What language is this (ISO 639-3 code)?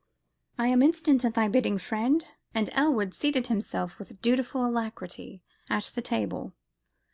eng